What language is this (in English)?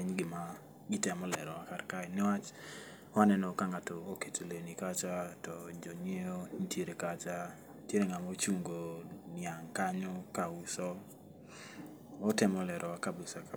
Luo (Kenya and Tanzania)